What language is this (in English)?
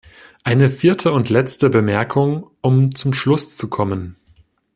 German